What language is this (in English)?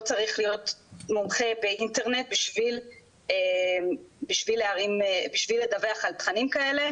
Hebrew